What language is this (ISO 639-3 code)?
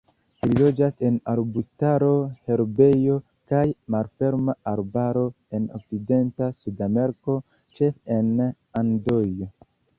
epo